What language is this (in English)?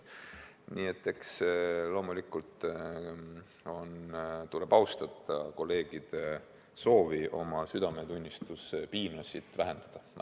Estonian